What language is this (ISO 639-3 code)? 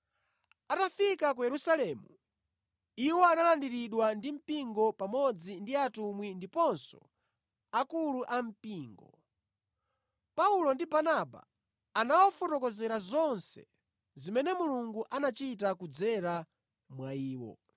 nya